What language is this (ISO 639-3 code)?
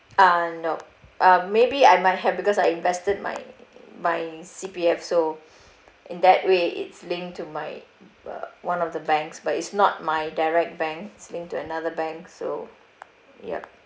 eng